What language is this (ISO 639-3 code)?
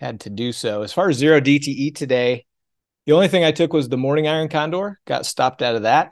eng